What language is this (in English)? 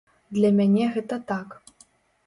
Belarusian